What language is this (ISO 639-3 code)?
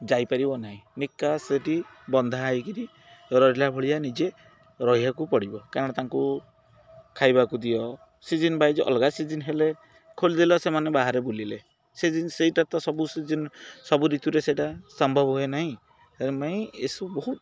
ori